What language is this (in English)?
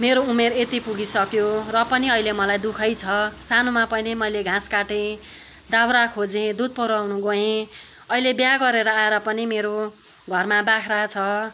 Nepali